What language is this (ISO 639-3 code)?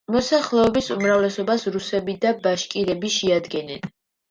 kat